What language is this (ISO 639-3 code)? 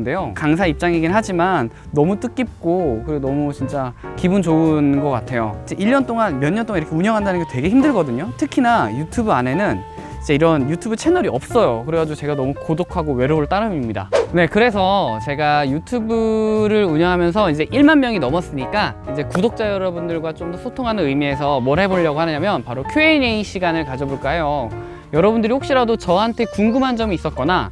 kor